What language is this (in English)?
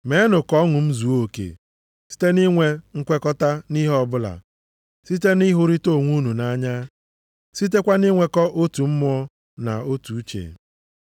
Igbo